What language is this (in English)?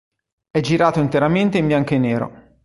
Italian